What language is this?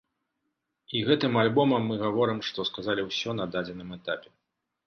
Belarusian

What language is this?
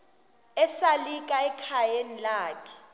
Xhosa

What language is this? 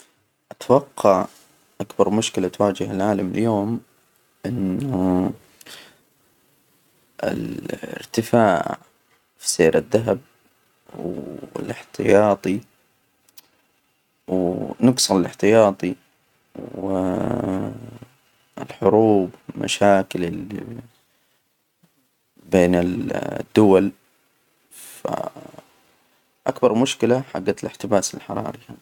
Hijazi Arabic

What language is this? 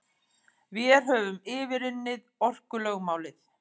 Icelandic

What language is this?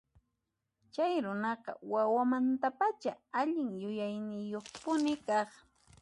Puno Quechua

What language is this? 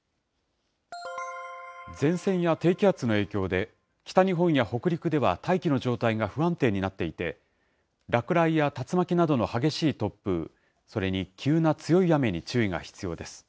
Japanese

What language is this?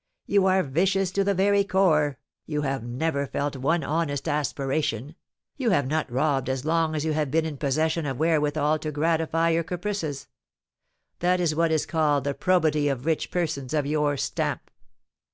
English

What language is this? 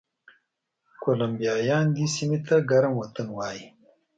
Pashto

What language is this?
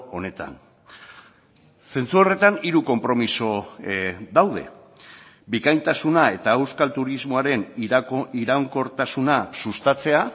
Basque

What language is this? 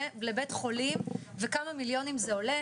Hebrew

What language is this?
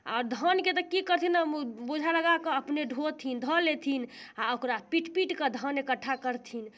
Maithili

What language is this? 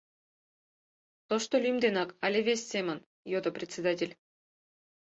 Mari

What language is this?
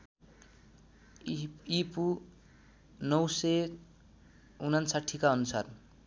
Nepali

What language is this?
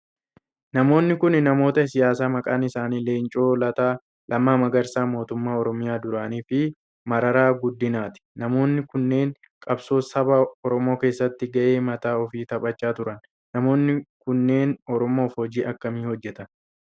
Oromo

